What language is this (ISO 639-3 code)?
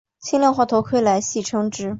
zho